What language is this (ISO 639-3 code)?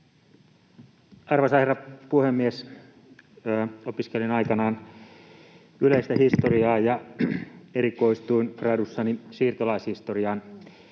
fin